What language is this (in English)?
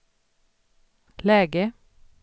Swedish